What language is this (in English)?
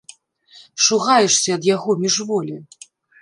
Belarusian